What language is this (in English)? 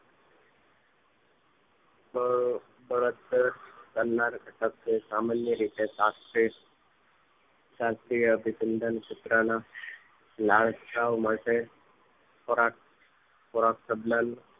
Gujarati